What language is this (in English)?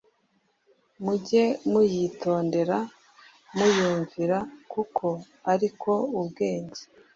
Kinyarwanda